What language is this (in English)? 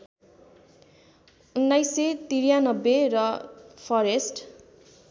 Nepali